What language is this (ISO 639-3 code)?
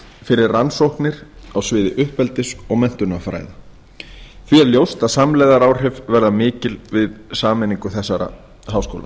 isl